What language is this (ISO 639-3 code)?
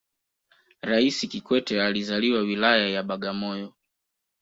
swa